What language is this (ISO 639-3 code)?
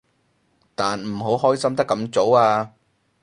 yue